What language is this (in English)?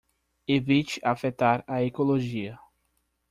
Portuguese